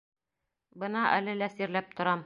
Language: Bashkir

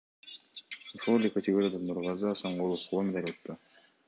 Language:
Kyrgyz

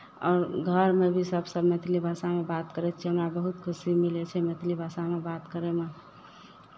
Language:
Maithili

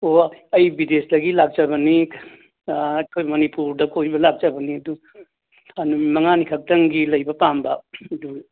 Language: Manipuri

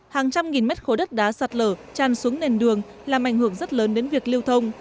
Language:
Vietnamese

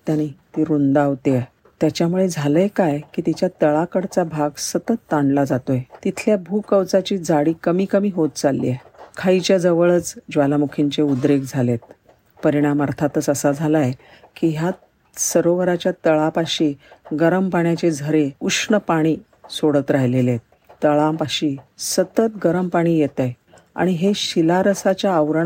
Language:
Marathi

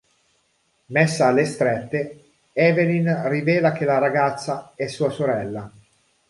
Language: Italian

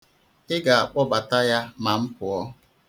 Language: Igbo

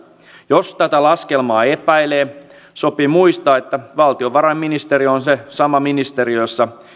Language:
Finnish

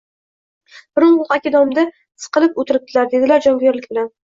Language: Uzbek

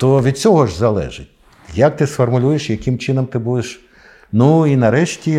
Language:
Ukrainian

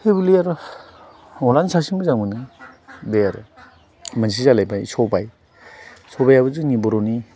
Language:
Bodo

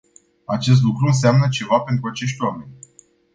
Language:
Romanian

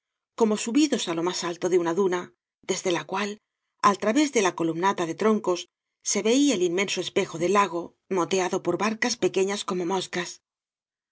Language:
Spanish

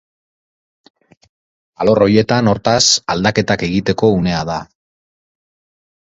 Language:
Basque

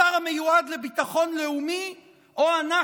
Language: Hebrew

